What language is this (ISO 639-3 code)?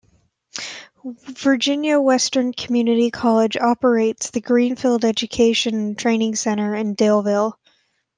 eng